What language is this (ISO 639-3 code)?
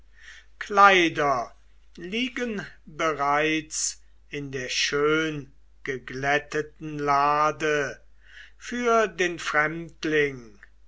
deu